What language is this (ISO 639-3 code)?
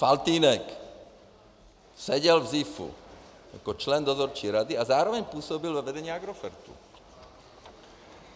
ces